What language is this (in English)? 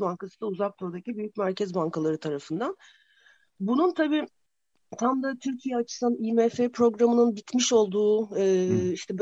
Turkish